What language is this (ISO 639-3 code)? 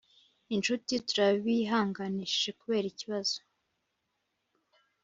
kin